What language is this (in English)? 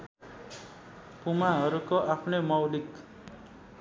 Nepali